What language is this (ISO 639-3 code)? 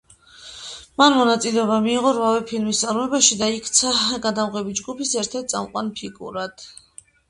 kat